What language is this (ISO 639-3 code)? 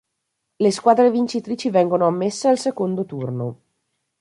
ita